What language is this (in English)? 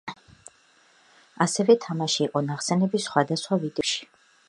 Georgian